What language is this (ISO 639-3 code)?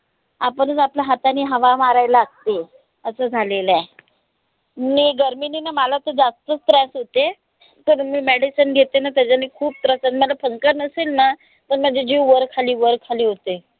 mar